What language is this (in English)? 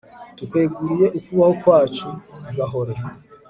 Kinyarwanda